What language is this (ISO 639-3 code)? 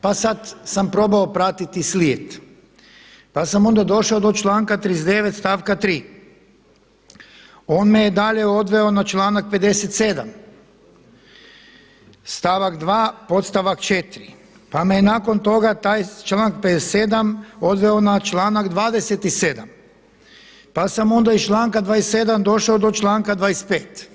hrv